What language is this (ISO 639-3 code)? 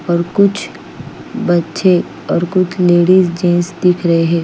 hin